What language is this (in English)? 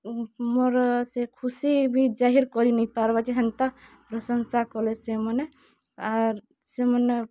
Odia